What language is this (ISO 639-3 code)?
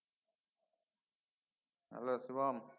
ben